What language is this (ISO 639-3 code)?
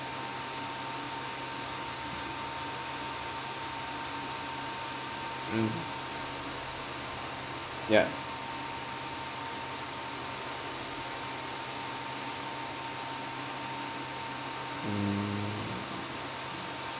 eng